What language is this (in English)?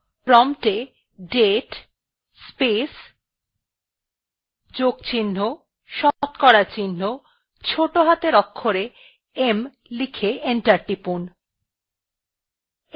Bangla